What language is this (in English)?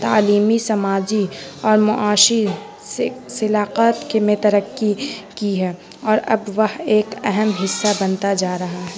Urdu